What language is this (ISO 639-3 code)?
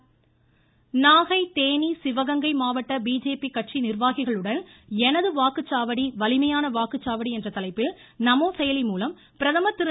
tam